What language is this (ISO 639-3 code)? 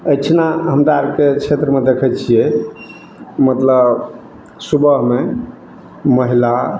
mai